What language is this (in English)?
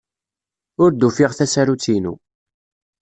Kabyle